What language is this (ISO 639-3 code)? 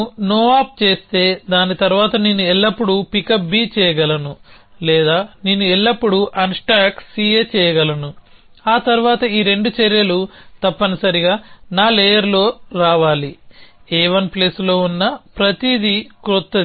tel